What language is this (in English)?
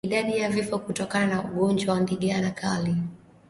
Swahili